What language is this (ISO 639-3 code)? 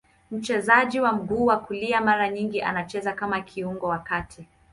swa